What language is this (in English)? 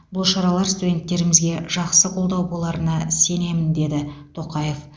Kazakh